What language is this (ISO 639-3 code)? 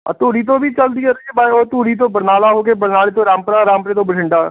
pan